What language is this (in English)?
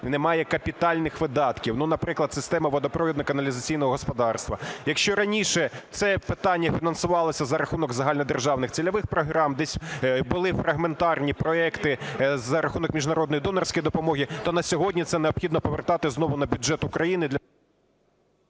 Ukrainian